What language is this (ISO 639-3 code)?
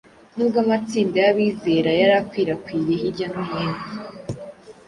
kin